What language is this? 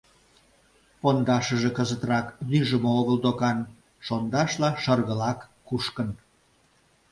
Mari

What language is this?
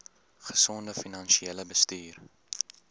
Afrikaans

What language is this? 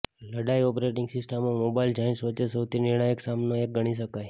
Gujarati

